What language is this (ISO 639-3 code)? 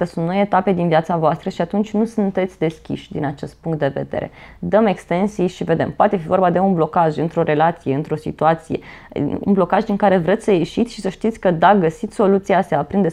ron